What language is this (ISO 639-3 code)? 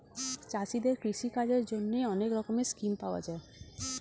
ben